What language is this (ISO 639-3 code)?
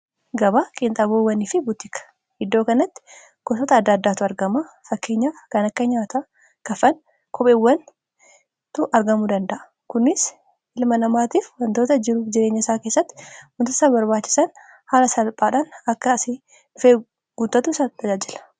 orm